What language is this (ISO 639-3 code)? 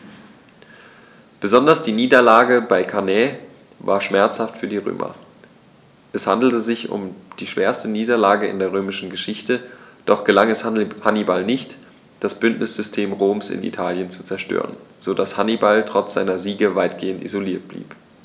deu